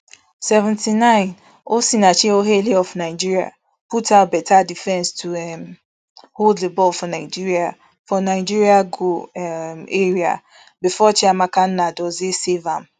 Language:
Nigerian Pidgin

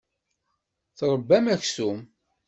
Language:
Kabyle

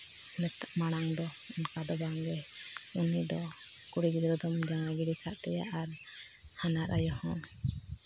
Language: Santali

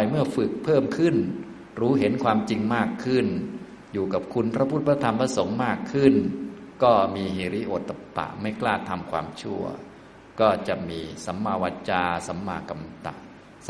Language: Thai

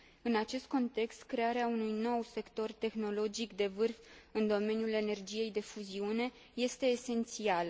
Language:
Romanian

